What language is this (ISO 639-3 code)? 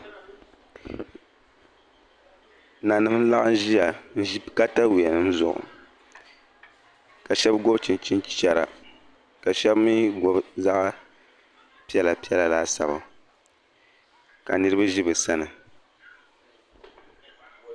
dag